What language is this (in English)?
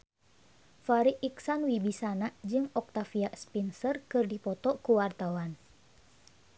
Sundanese